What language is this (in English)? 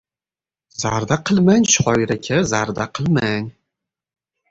Uzbek